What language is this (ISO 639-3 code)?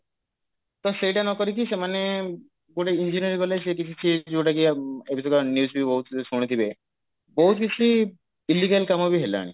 ori